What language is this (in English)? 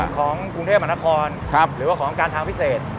Thai